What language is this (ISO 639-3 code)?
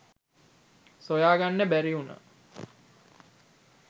sin